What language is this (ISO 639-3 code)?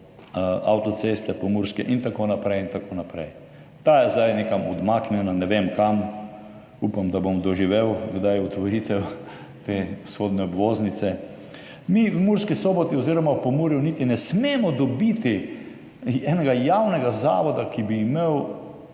slv